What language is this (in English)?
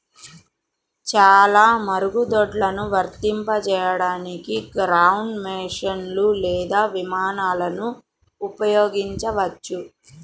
Telugu